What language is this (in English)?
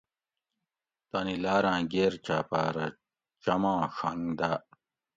Gawri